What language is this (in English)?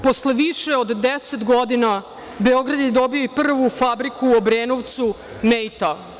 Serbian